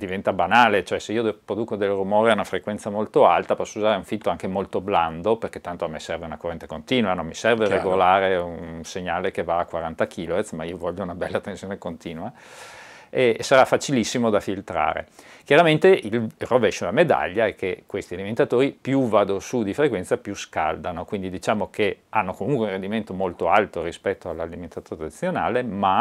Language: Italian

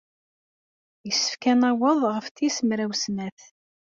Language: Kabyle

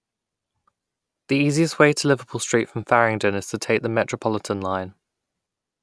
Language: English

